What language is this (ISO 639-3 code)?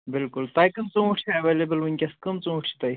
kas